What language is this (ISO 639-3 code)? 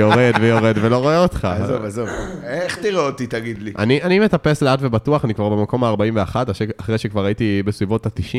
heb